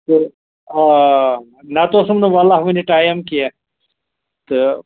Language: Kashmiri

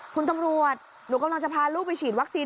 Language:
Thai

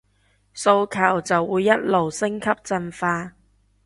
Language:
Cantonese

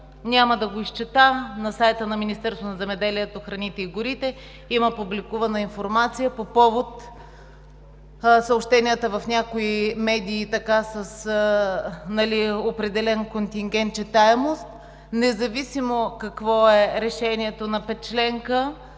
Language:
Bulgarian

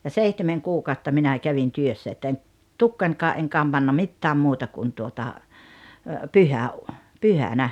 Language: Finnish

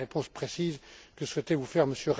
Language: French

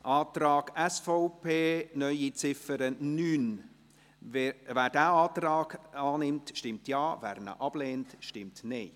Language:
Swiss German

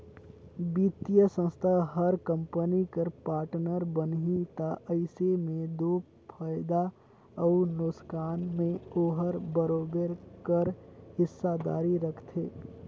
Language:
Chhattisgarhi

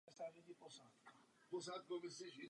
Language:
Czech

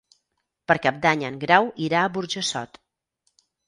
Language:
Catalan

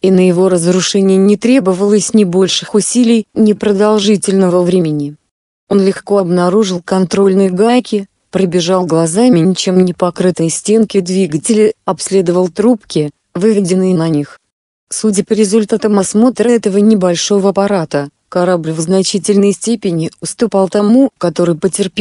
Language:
Russian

